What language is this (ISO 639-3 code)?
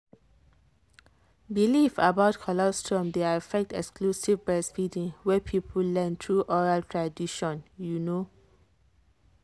pcm